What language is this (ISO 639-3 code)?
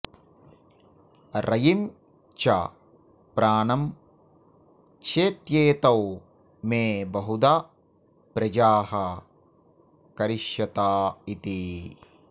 san